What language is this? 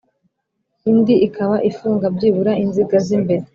Kinyarwanda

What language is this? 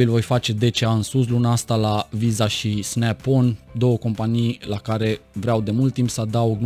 Romanian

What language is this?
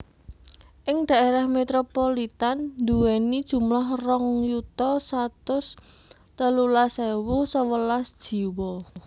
Javanese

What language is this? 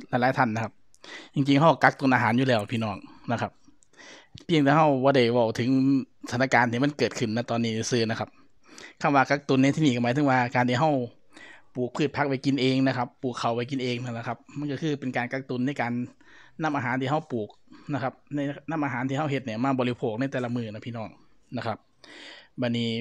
Thai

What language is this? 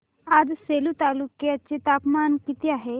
Marathi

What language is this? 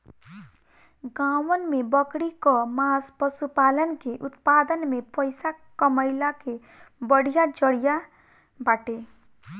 Bhojpuri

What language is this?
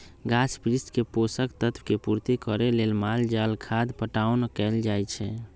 Magahi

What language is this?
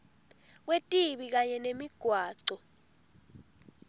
Swati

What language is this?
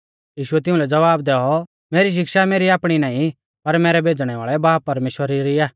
Mahasu Pahari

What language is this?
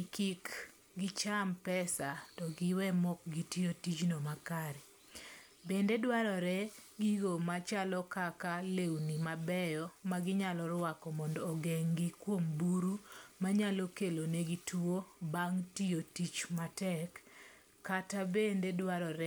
Luo (Kenya and Tanzania)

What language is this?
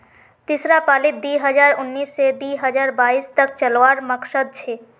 Magahi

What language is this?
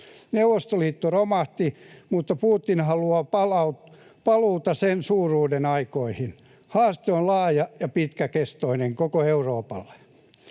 Finnish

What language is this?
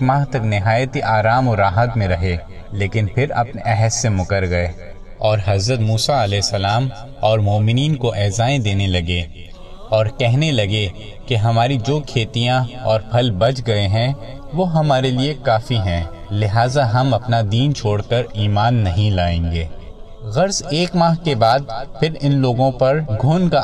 Urdu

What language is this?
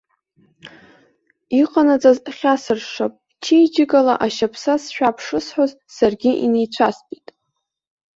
Abkhazian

